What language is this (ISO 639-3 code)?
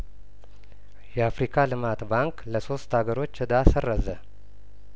amh